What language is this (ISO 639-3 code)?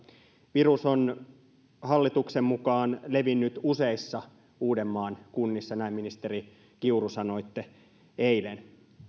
fin